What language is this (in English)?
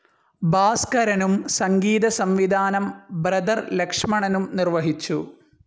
Malayalam